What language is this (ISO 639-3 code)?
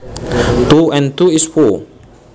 jav